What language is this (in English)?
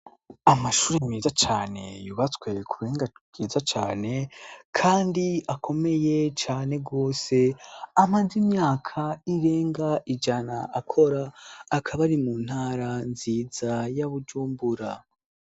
Rundi